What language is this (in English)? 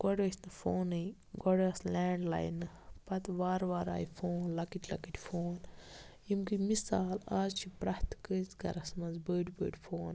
Kashmiri